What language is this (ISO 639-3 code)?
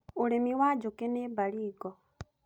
kik